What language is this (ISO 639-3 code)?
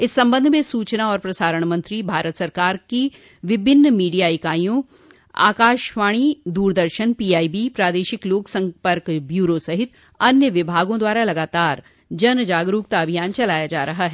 hin